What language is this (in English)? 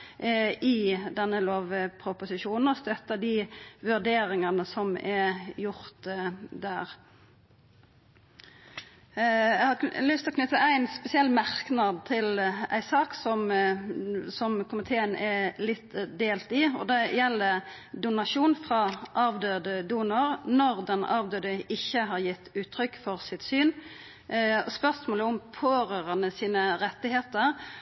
Norwegian Nynorsk